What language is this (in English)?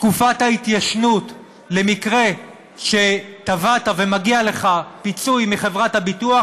Hebrew